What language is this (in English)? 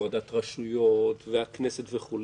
Hebrew